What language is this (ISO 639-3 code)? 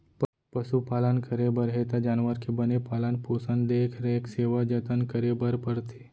hne